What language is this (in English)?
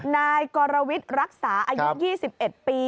Thai